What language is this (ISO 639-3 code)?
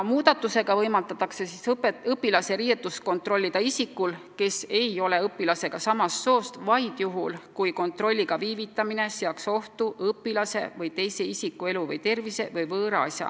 est